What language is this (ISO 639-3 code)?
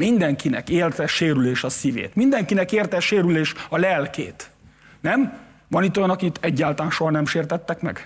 hun